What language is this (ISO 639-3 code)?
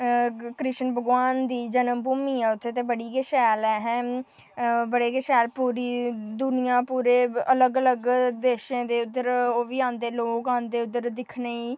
doi